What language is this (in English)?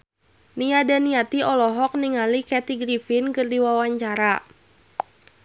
Sundanese